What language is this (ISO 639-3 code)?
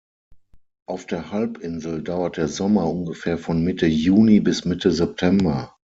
deu